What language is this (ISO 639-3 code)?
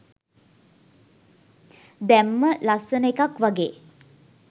sin